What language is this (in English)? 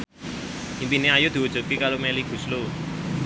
Javanese